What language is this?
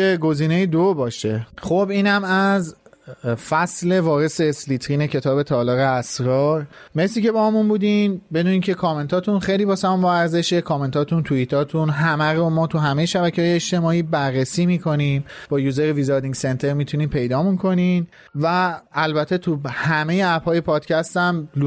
Persian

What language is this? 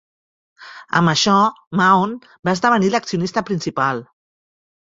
Catalan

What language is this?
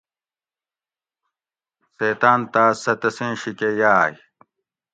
Gawri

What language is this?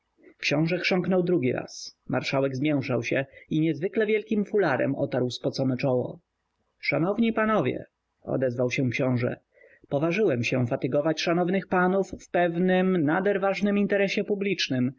Polish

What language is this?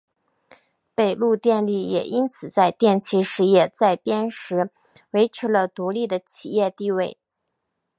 Chinese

